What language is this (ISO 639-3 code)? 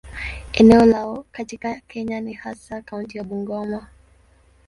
swa